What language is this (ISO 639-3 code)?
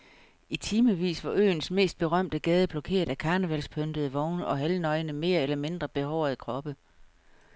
dan